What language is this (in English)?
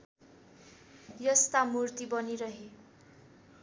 Nepali